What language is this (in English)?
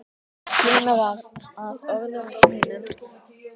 Icelandic